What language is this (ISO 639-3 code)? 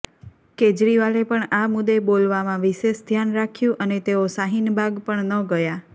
guj